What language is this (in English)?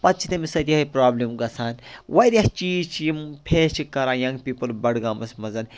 Kashmiri